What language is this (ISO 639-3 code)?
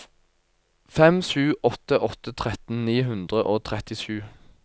nor